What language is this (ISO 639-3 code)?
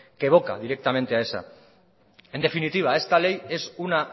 spa